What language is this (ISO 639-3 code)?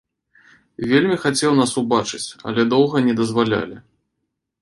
bel